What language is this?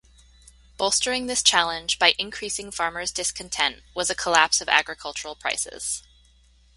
English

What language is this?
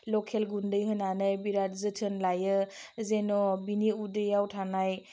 Bodo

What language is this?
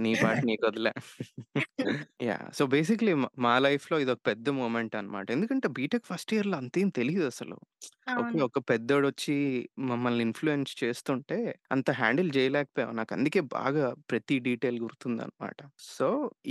Telugu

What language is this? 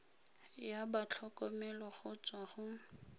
Tswana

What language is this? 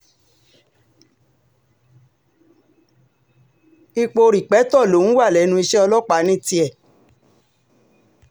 Yoruba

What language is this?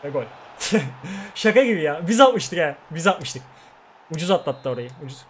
Turkish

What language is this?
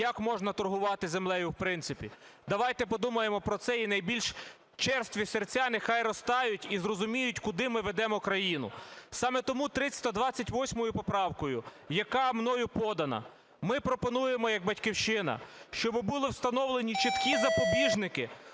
Ukrainian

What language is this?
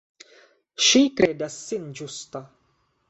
Esperanto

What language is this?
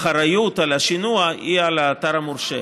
Hebrew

